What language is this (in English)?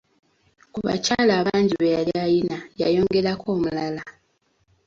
Ganda